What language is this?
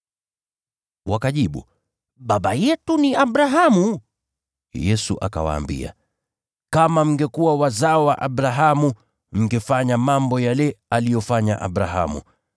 Swahili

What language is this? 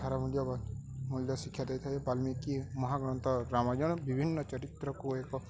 Odia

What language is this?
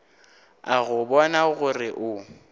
Northern Sotho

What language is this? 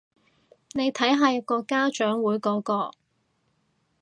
Cantonese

